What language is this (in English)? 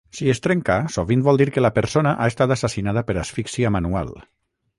Catalan